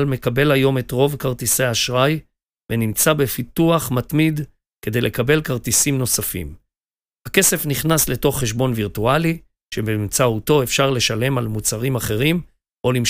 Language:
Hebrew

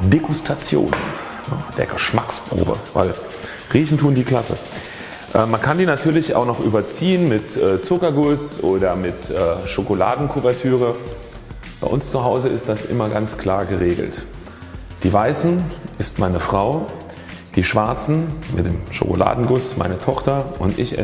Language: German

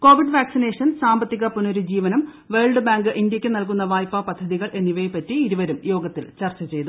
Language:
Malayalam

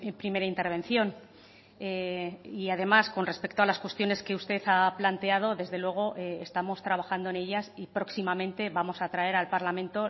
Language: Spanish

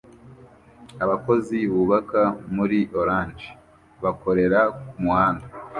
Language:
Kinyarwanda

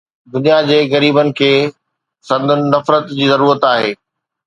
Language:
Sindhi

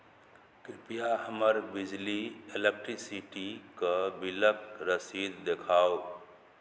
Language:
Maithili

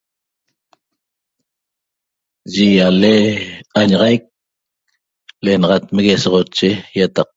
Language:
Toba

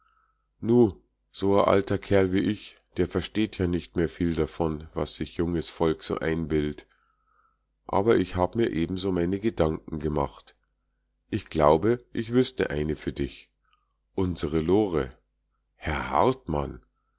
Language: German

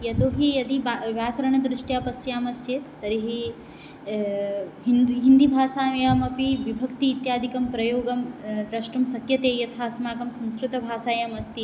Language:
Sanskrit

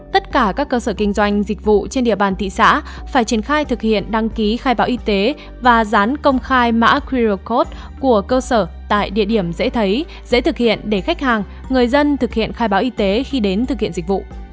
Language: Vietnamese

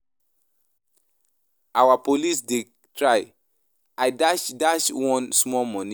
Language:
Nigerian Pidgin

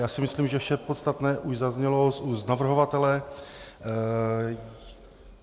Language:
Czech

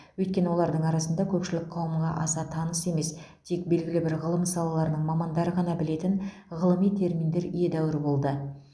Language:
Kazakh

